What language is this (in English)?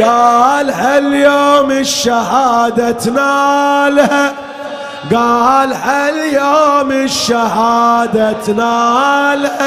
Arabic